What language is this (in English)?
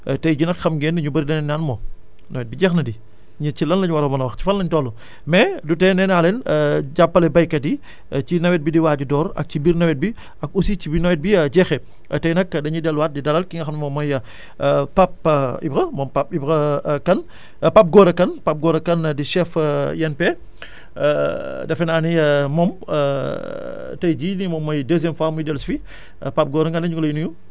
Wolof